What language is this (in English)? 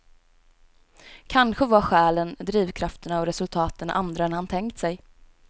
Swedish